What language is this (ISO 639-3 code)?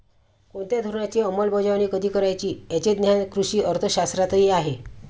mar